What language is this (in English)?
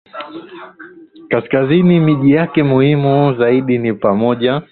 Swahili